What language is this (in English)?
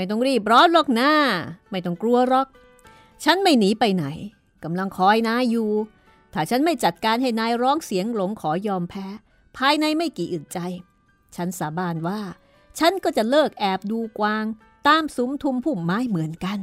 Thai